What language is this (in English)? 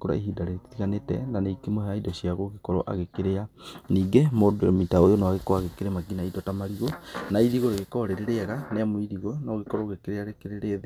Kikuyu